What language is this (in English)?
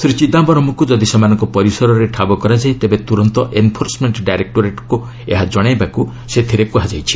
Odia